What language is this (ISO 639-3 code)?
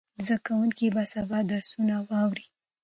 pus